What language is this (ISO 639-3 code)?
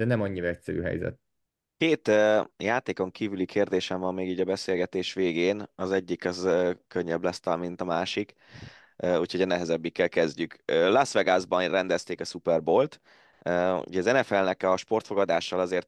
hun